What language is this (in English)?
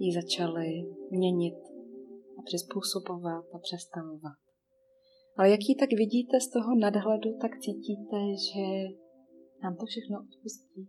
Czech